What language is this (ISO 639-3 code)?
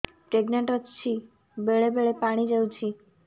ori